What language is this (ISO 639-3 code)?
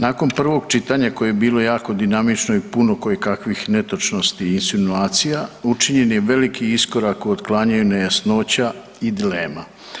hrv